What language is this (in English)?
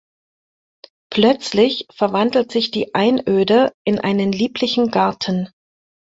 German